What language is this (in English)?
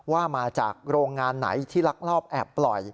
Thai